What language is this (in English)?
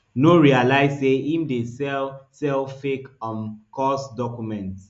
Nigerian Pidgin